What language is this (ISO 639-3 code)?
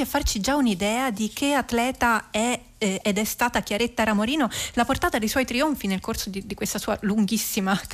ita